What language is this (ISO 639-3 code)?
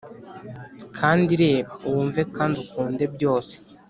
kin